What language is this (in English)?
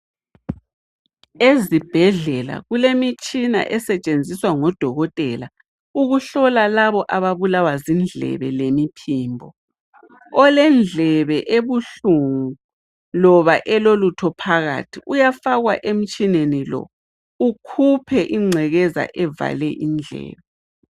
North Ndebele